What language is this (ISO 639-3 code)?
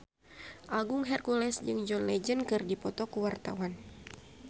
sun